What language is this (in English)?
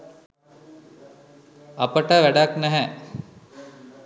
Sinhala